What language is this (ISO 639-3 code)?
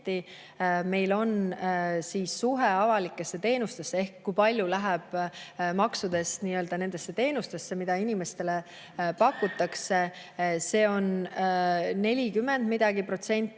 est